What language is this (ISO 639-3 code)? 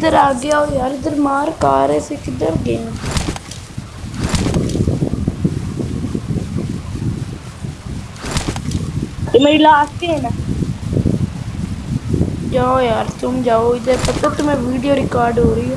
urd